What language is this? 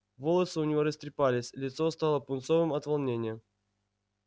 Russian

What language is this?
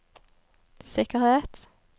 Norwegian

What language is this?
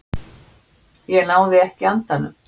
Icelandic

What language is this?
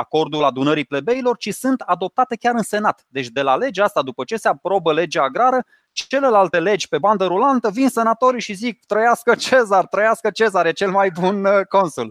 Romanian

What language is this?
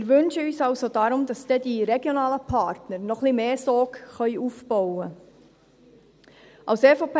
Swiss German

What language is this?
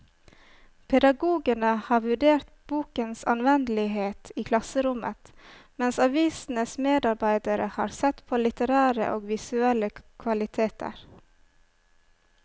Norwegian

